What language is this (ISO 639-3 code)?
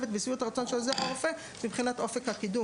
heb